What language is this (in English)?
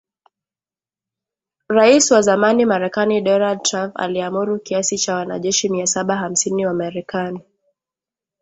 Swahili